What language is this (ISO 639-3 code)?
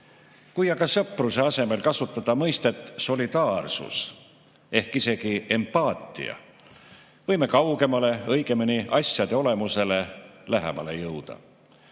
est